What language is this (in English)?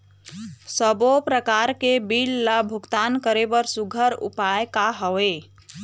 Chhattisgarhi